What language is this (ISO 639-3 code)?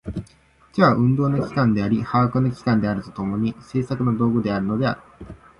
jpn